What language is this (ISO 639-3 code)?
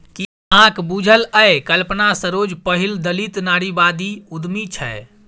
mai